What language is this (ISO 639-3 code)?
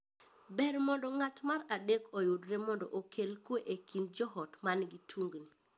luo